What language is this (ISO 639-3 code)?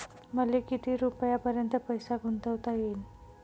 mar